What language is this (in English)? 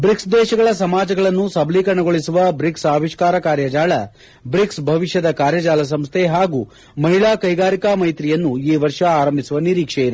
Kannada